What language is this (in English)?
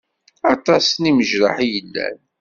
Kabyle